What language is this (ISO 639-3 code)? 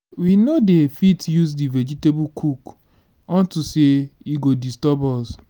pcm